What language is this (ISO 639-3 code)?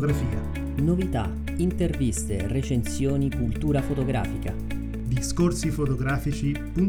ita